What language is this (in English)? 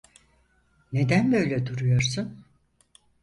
Turkish